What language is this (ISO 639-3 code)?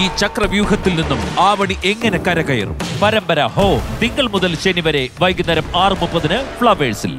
mal